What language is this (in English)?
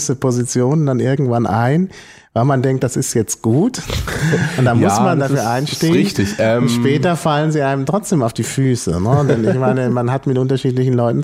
German